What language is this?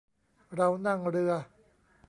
Thai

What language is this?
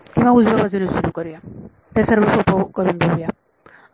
Marathi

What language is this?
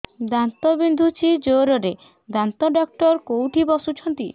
Odia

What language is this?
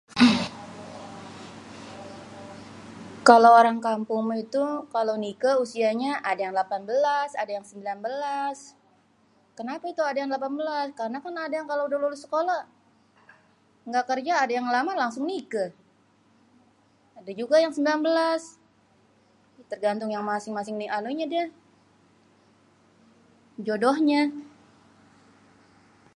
Betawi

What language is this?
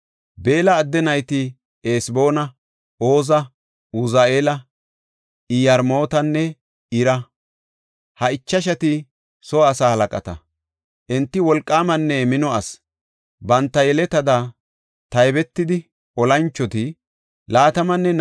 Gofa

